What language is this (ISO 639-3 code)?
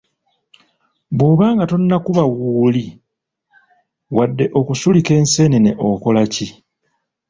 lug